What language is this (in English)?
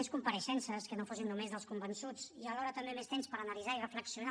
Catalan